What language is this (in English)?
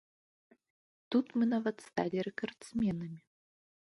Belarusian